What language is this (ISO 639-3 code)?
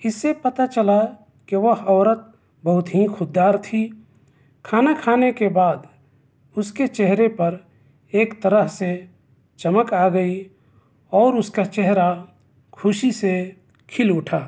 urd